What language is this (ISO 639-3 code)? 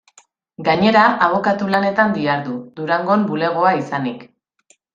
eus